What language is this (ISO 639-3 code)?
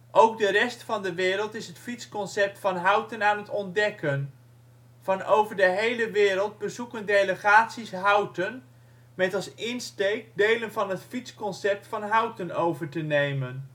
nld